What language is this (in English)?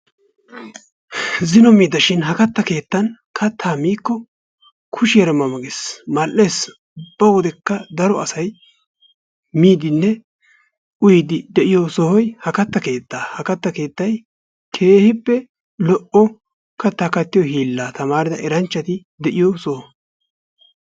Wolaytta